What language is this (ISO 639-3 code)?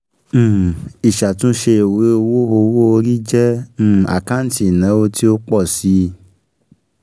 yor